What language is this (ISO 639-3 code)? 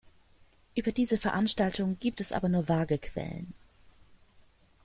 deu